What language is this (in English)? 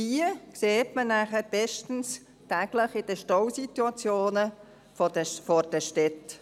Swiss German